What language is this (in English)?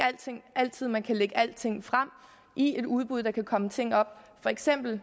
Danish